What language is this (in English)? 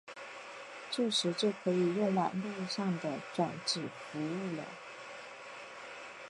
Chinese